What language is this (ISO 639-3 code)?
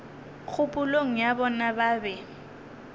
nso